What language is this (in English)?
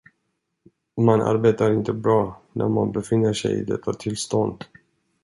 Swedish